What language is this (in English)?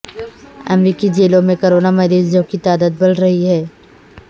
Urdu